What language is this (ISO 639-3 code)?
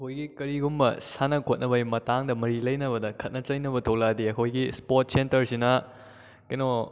mni